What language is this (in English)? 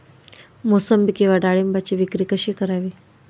Marathi